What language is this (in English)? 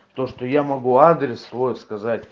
Russian